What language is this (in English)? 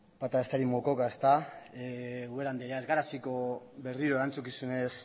Basque